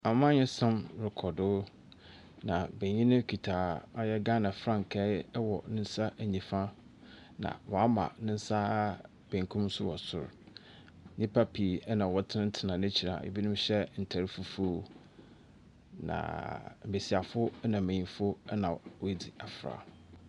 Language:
Akan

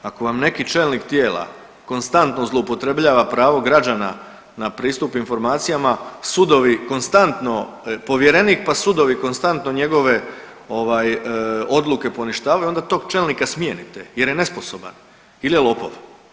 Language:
Croatian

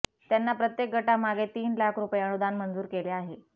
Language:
Marathi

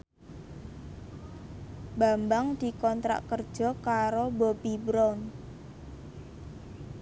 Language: Javanese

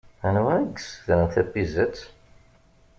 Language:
Kabyle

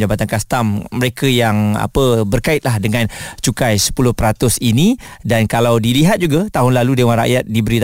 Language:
Malay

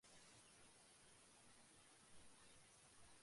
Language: Japanese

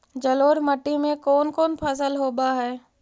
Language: Magahi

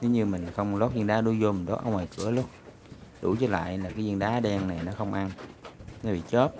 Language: Vietnamese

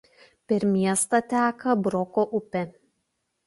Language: Lithuanian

